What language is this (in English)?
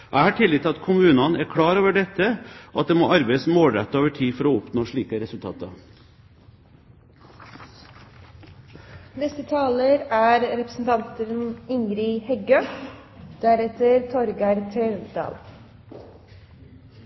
Norwegian